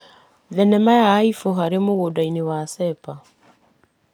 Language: Kikuyu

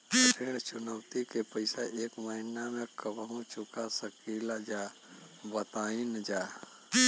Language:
Bhojpuri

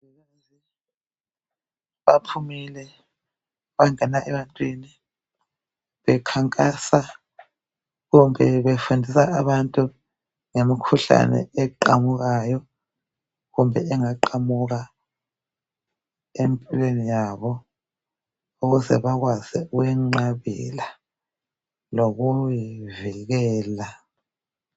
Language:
North Ndebele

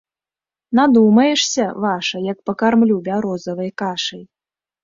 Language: Belarusian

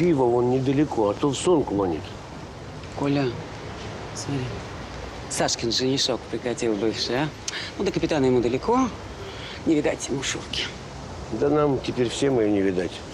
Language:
Russian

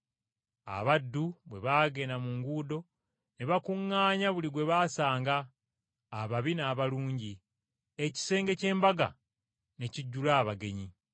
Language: Ganda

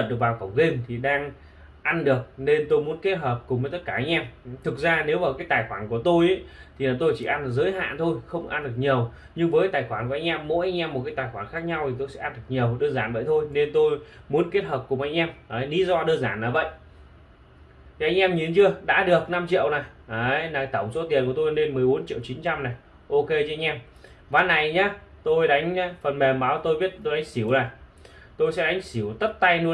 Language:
Vietnamese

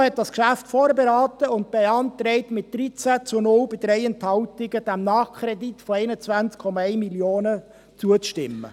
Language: Swiss German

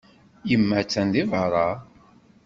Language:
Kabyle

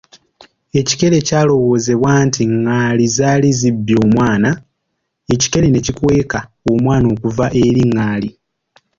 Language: Ganda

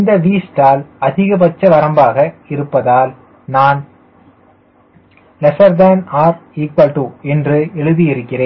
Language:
Tamil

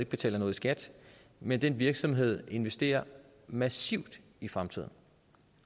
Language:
Danish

